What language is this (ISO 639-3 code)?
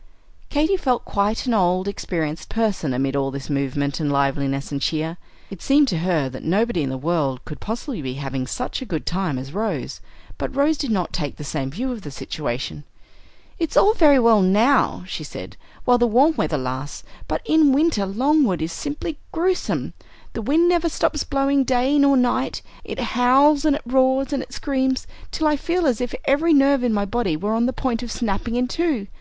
eng